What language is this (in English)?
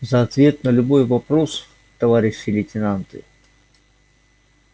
Russian